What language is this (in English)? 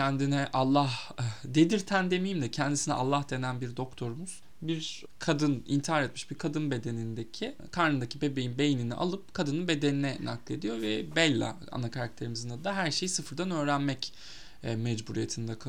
Turkish